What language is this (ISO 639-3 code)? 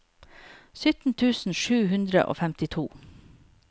nor